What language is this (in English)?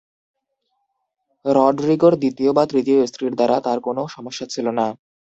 Bangla